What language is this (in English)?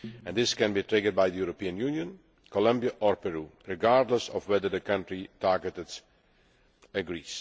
English